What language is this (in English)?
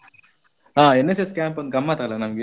Kannada